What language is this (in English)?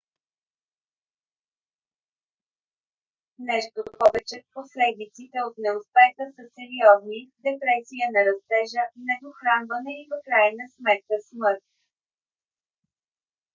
Bulgarian